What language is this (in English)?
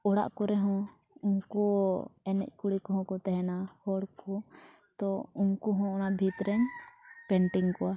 Santali